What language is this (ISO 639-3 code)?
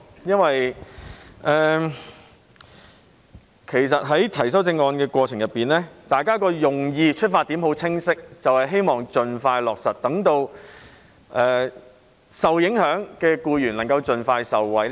yue